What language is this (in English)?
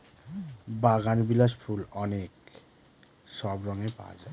Bangla